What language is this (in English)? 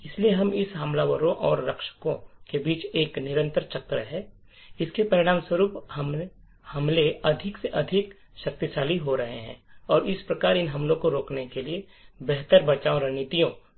Hindi